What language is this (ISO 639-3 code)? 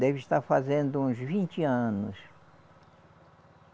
por